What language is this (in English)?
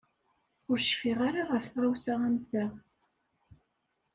Kabyle